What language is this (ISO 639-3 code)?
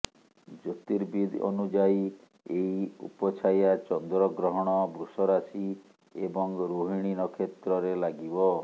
ori